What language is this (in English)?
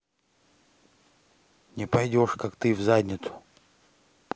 Russian